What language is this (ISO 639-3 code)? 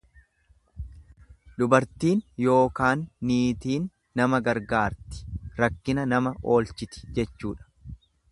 orm